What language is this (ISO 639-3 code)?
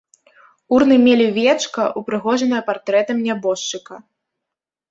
bel